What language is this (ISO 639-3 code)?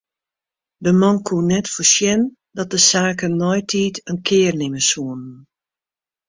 fry